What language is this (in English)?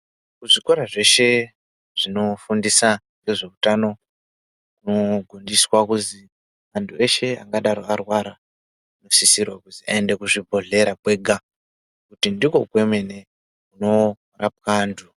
Ndau